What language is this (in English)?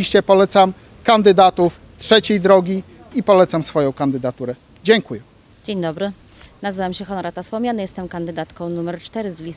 Polish